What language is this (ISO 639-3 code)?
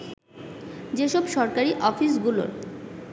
ben